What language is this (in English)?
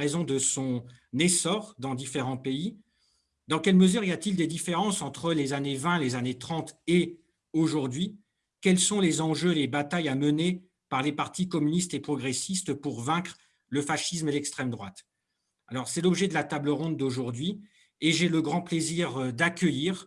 French